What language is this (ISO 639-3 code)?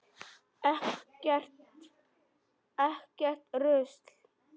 isl